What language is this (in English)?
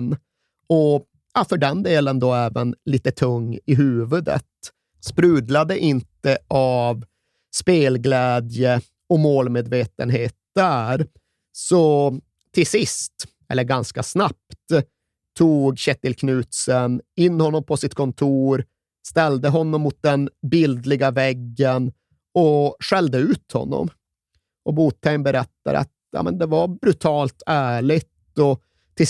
Swedish